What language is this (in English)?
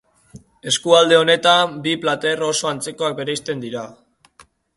Basque